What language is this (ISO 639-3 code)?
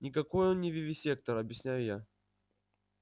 rus